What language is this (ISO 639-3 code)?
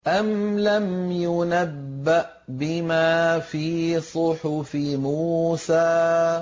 ara